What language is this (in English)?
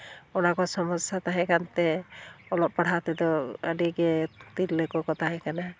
Santali